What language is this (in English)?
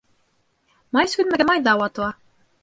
Bashkir